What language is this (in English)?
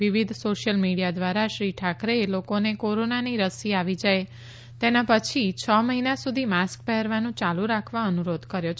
Gujarati